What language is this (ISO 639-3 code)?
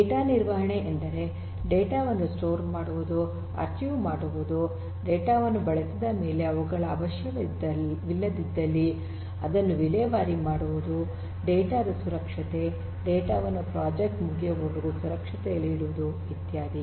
kan